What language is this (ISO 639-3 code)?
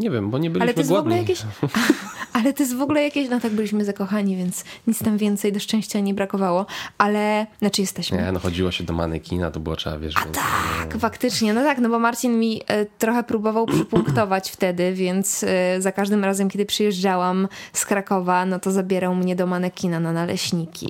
pol